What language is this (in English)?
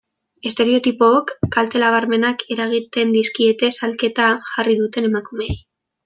Basque